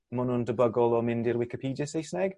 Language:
Welsh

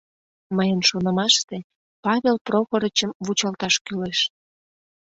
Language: Mari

